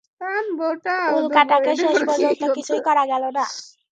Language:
Bangla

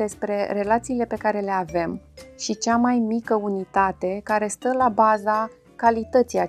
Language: Romanian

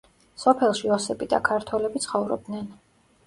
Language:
Georgian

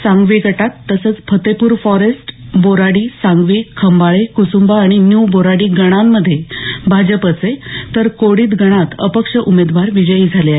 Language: Marathi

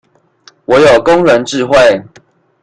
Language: Chinese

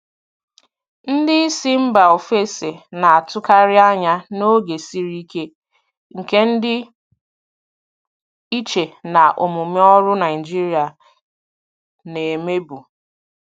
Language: Igbo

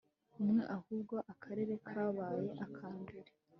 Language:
Kinyarwanda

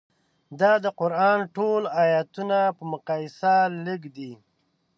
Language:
Pashto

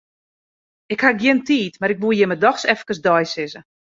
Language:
Western Frisian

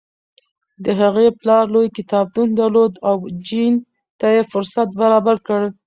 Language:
Pashto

